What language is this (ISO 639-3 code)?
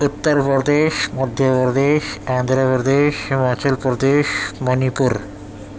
urd